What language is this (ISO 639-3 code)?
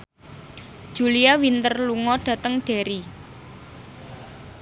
jav